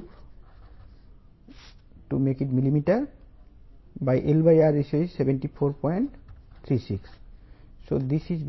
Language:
Telugu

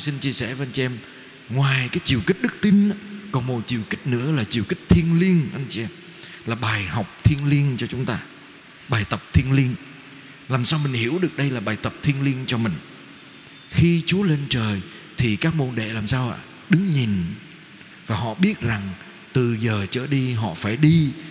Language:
Vietnamese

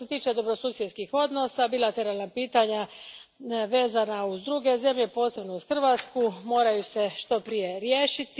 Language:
Croatian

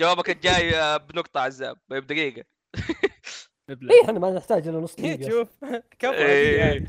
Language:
Arabic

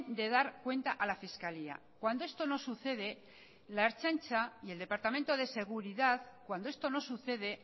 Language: Spanish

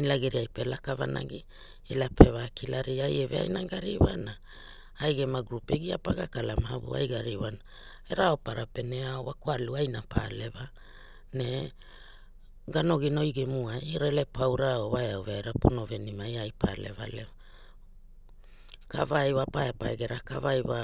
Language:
Hula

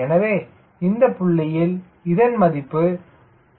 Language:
Tamil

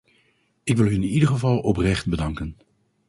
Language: Dutch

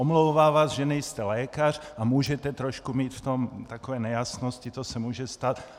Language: Czech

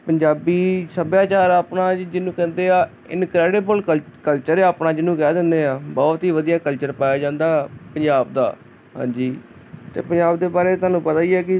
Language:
Punjabi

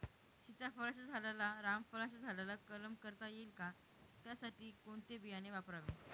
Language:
Marathi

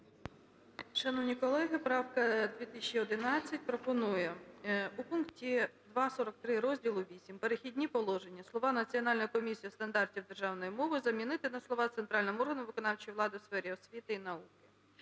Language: Ukrainian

